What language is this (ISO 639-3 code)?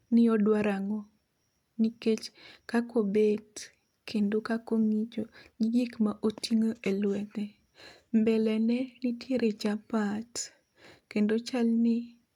luo